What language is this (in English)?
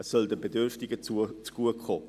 Swiss German